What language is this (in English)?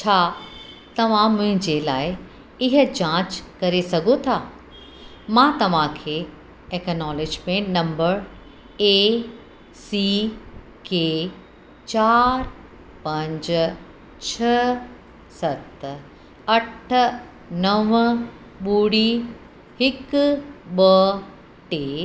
Sindhi